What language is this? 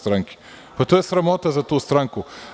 Serbian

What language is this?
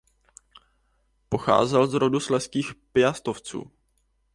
Czech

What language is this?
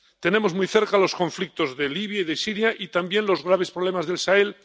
Spanish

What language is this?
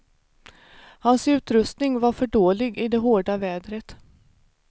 Swedish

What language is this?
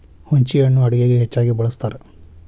Kannada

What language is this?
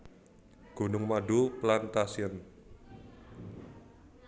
Javanese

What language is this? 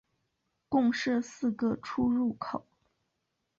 Chinese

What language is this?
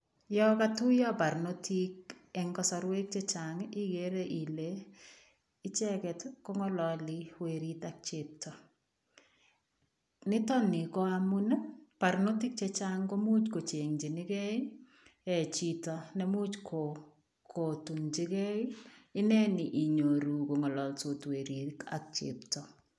Kalenjin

